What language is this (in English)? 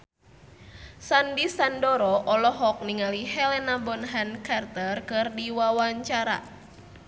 Sundanese